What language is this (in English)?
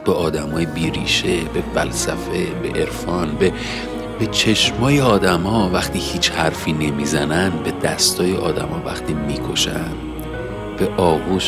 Persian